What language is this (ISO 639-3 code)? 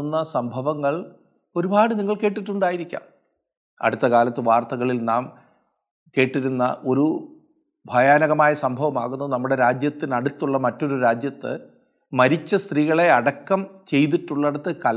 mal